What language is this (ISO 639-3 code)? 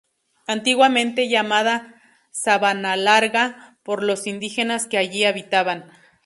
spa